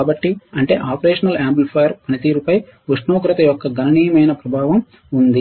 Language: Telugu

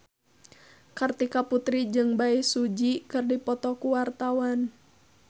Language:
Sundanese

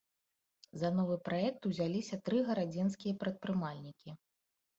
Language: Belarusian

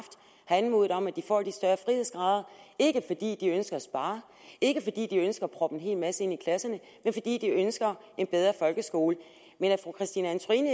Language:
Danish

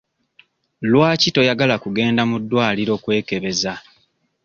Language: Ganda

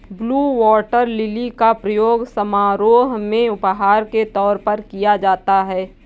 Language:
Hindi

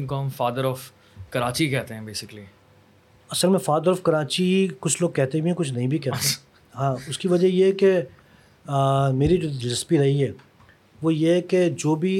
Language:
Urdu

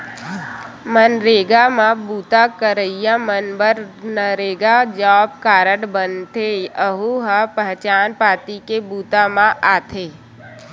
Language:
Chhattisgarhi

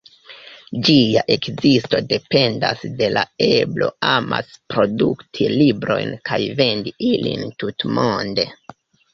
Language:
Esperanto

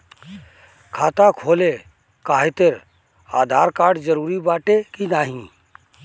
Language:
Bhojpuri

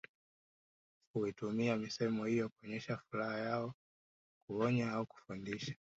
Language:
Swahili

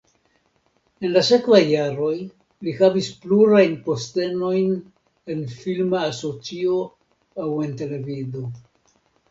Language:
Esperanto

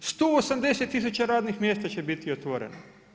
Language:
Croatian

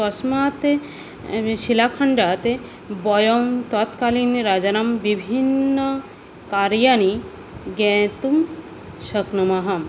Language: Sanskrit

